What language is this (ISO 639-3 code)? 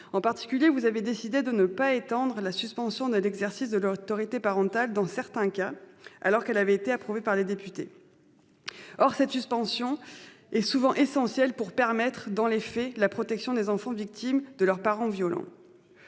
fra